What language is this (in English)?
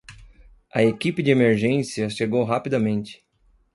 Portuguese